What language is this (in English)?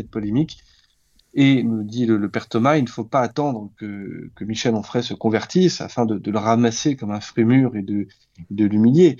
French